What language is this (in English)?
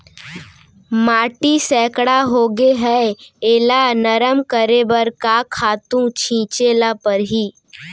Chhattisgarhi